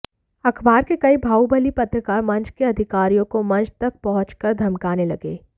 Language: Hindi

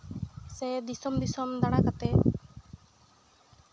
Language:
Santali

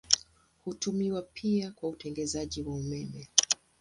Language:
Swahili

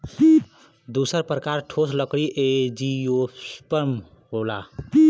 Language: Bhojpuri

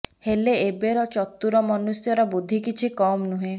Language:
Odia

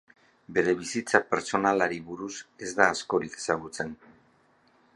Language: Basque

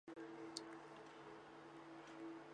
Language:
Chinese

